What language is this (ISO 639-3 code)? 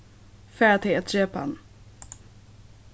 fao